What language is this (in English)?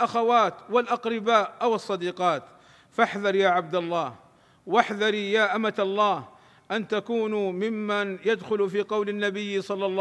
Arabic